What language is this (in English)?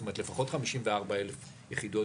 Hebrew